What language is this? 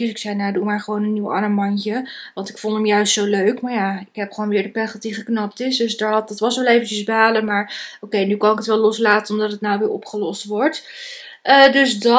Dutch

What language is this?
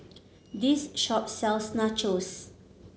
English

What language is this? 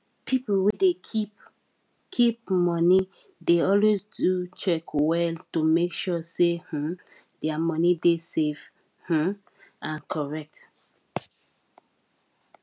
Nigerian Pidgin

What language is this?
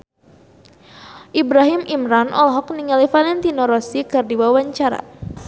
Sundanese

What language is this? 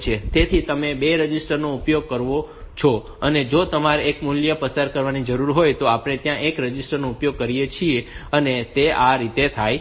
Gujarati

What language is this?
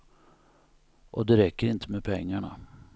Swedish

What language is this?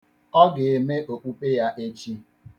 Igbo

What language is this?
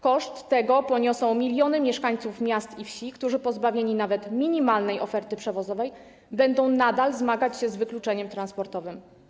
Polish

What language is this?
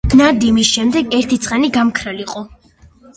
Georgian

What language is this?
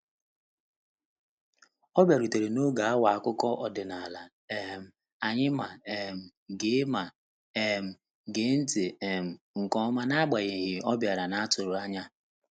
Igbo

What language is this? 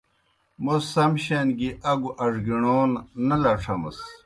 Kohistani Shina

